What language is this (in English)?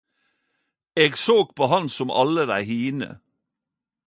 Norwegian Nynorsk